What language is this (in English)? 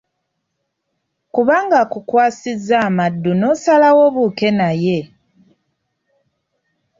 Ganda